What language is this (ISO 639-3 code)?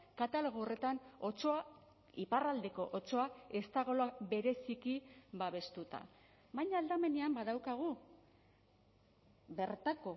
eus